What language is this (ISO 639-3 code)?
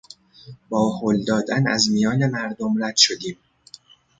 fas